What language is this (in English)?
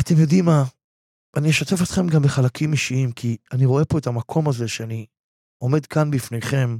Hebrew